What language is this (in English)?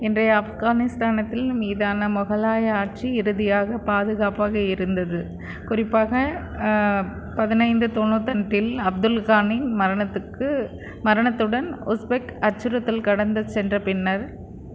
Tamil